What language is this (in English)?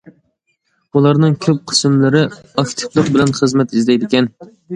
Uyghur